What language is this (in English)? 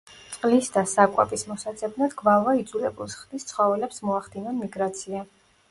Georgian